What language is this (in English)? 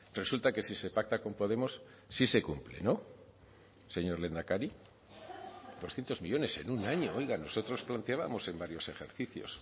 Spanish